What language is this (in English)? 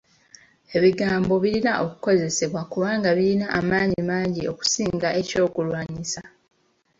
Ganda